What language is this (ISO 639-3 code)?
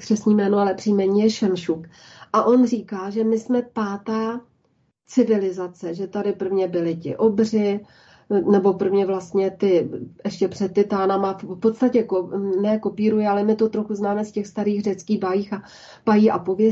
ces